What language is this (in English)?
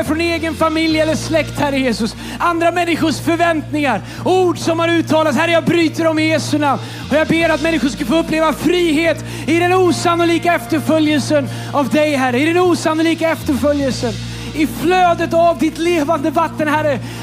Swedish